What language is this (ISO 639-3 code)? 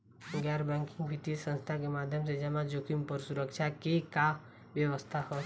bho